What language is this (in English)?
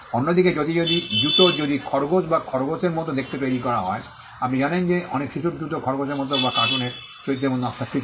Bangla